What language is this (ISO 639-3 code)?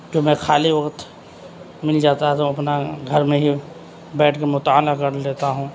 urd